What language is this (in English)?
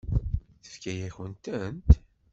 Kabyle